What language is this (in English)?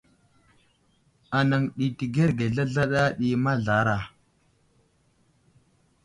Wuzlam